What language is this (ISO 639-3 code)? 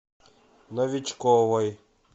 rus